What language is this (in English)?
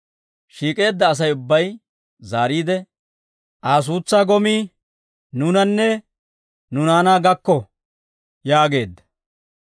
Dawro